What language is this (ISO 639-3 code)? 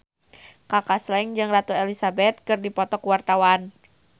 sun